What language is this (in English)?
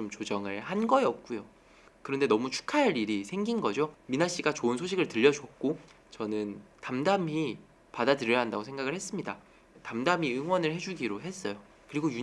Korean